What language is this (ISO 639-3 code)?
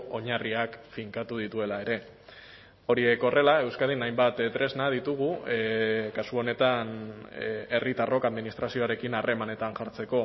eus